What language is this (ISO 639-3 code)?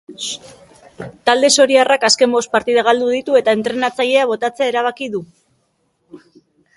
eus